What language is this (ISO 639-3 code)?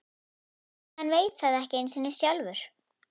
isl